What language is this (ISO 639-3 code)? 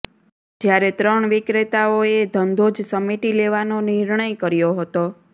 guj